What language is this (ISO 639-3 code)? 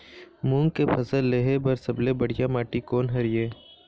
hne